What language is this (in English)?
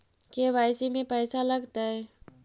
Magahi